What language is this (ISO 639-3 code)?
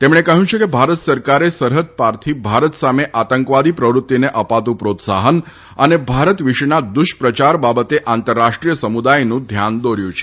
guj